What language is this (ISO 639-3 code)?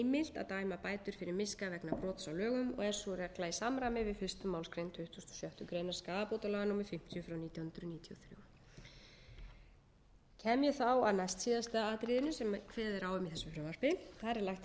isl